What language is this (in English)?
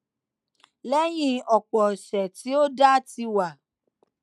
Yoruba